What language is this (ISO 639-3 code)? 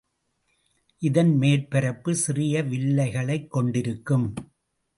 tam